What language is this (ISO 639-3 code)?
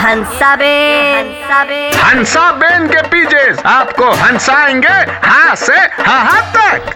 hin